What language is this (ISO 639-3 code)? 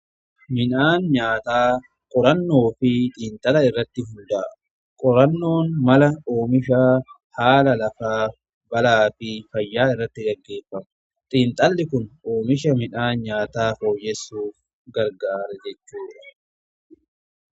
orm